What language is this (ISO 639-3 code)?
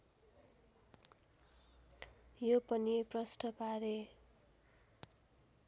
nep